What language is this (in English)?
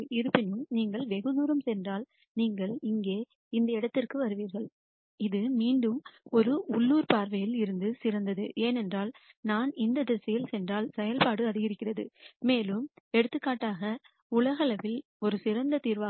Tamil